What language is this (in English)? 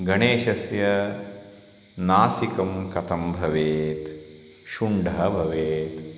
Sanskrit